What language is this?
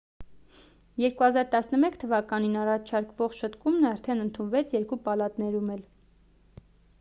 Armenian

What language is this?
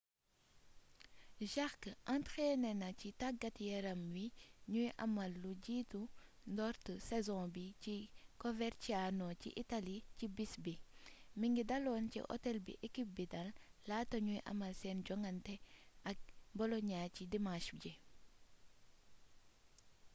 Wolof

